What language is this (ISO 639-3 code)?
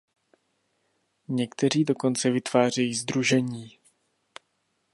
ces